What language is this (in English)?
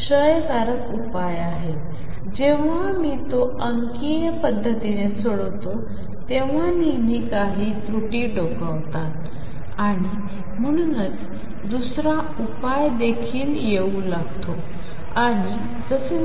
Marathi